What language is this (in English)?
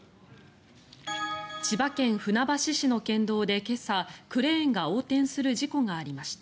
Japanese